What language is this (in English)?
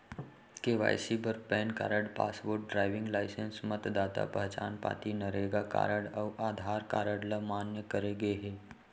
Chhattisgarhi